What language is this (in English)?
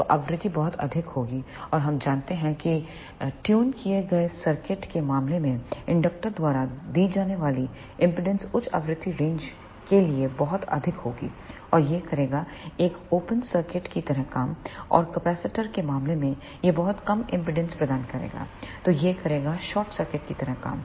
Hindi